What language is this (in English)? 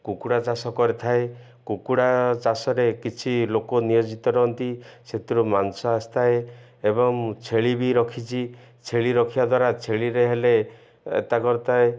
Odia